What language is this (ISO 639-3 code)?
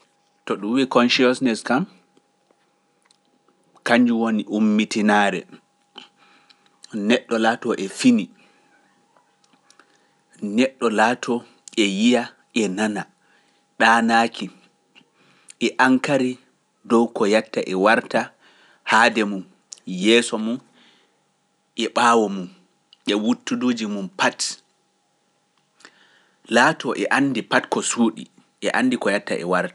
fuf